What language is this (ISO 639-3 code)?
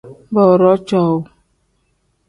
kdh